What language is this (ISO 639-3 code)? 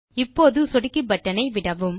tam